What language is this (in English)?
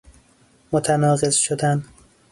Persian